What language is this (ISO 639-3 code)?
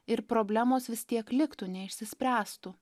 lit